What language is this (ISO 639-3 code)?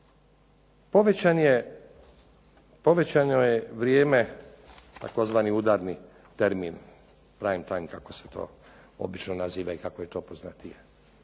hrv